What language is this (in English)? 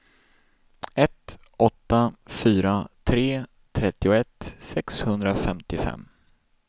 Swedish